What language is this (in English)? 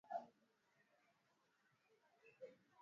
Swahili